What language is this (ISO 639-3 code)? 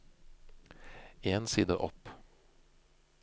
nor